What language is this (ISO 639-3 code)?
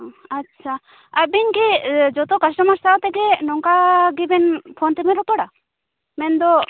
sat